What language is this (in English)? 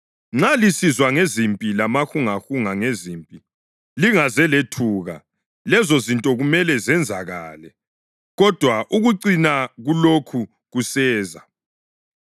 North Ndebele